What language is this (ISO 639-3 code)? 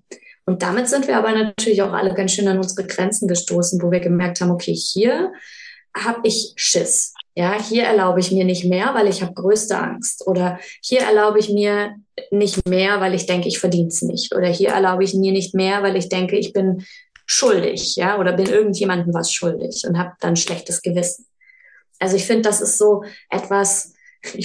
deu